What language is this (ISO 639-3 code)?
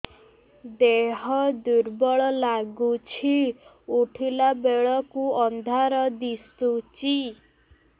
ori